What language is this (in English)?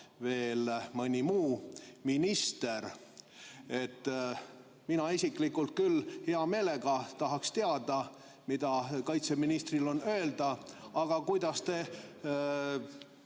Estonian